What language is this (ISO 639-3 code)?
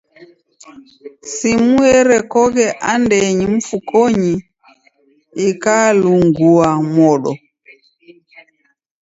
dav